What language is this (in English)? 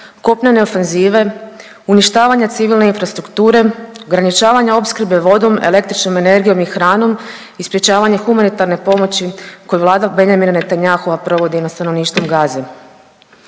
Croatian